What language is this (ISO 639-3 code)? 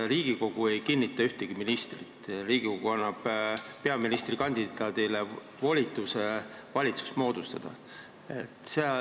est